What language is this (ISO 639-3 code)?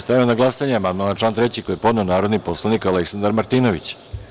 srp